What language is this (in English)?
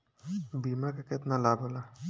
Bhojpuri